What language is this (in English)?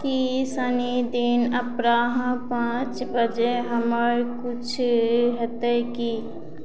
Maithili